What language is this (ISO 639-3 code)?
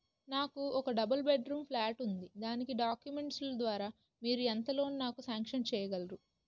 tel